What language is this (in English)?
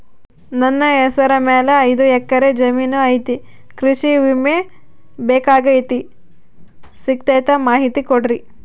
Kannada